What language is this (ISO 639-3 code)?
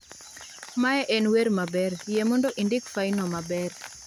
luo